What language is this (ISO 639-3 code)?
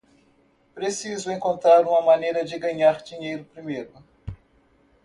por